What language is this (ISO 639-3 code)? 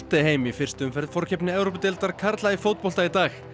isl